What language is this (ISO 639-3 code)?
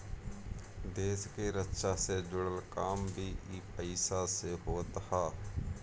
bho